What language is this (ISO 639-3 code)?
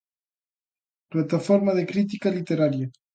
glg